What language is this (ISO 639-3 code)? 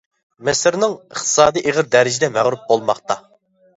uig